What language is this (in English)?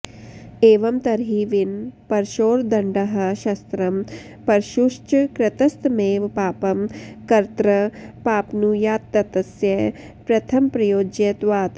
Sanskrit